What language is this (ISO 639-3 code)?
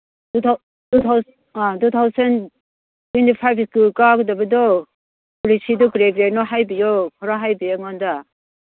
mni